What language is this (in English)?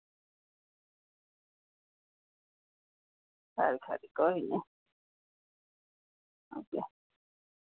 Dogri